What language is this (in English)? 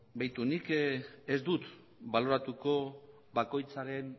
Basque